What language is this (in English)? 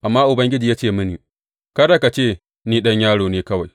Hausa